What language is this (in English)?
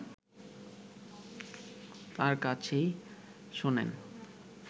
Bangla